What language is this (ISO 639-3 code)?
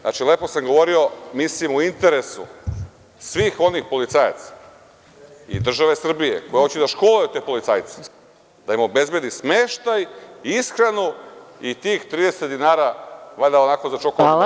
srp